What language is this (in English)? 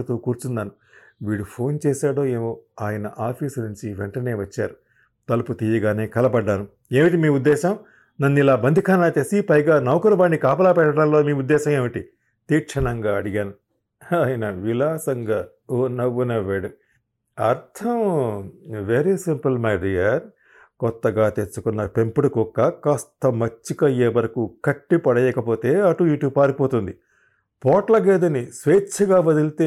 Telugu